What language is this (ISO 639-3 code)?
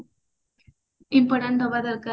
ori